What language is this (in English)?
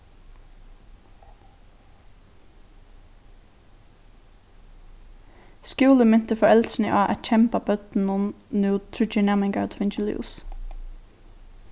Faroese